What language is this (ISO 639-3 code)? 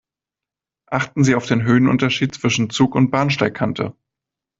deu